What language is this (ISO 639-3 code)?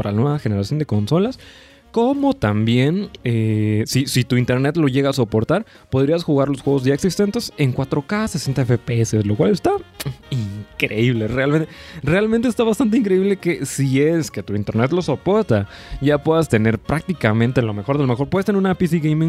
spa